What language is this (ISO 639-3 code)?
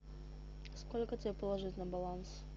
rus